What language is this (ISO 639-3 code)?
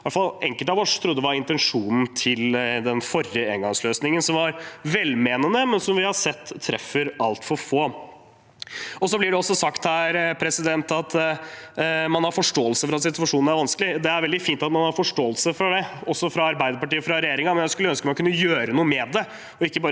nor